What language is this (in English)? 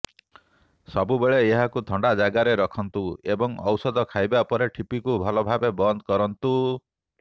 Odia